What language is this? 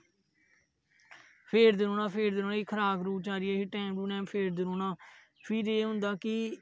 Dogri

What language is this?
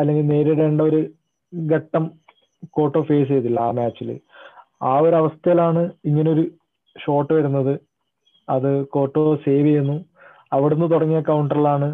Malayalam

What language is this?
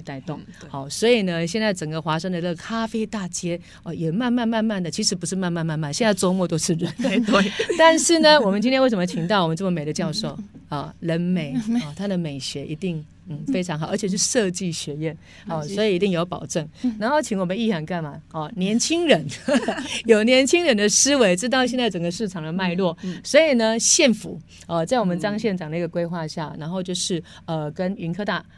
Chinese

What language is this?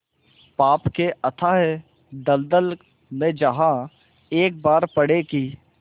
Hindi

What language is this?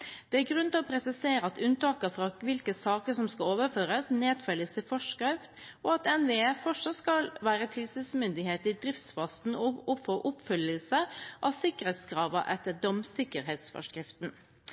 Norwegian Bokmål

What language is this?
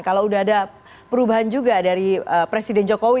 Indonesian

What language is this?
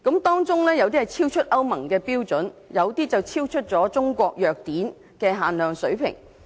Cantonese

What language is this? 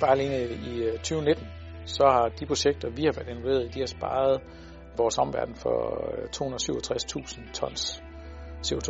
Danish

